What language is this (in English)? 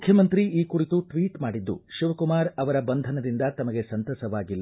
Kannada